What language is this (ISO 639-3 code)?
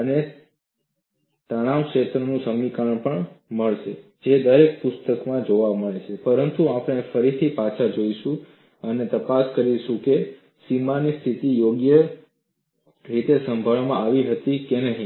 guj